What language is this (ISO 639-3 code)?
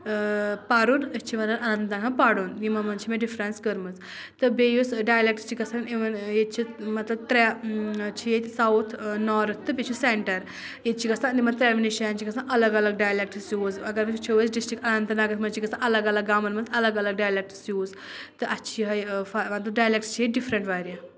kas